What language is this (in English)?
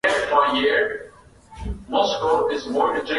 Swahili